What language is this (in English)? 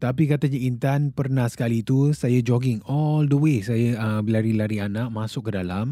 Malay